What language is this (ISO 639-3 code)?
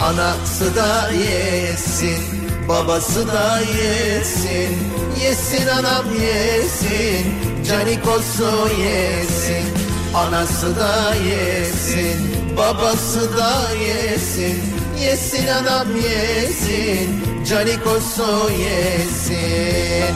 tur